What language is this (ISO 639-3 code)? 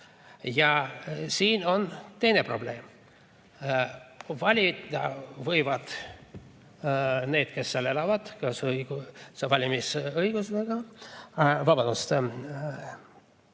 est